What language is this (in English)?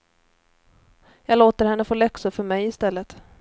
Swedish